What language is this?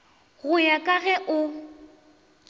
Northern Sotho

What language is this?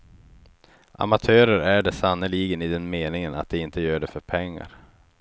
Swedish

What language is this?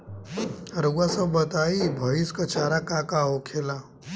Bhojpuri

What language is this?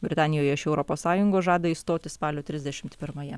Lithuanian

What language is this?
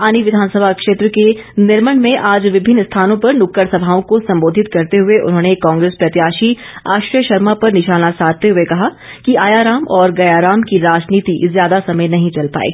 Hindi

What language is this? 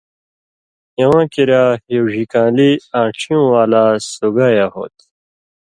Indus Kohistani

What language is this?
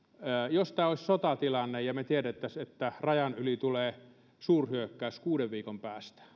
Finnish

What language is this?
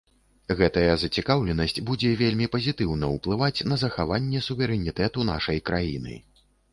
Belarusian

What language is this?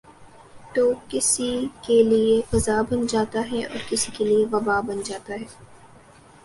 Urdu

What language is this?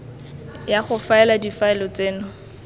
Tswana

